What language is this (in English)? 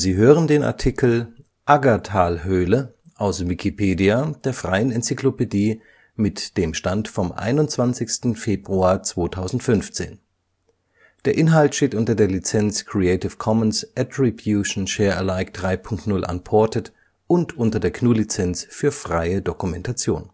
German